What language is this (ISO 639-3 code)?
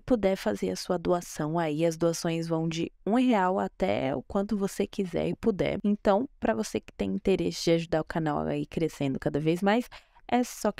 por